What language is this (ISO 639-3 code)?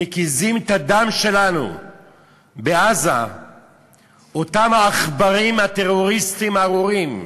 heb